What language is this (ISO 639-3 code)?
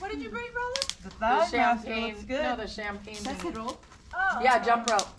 eng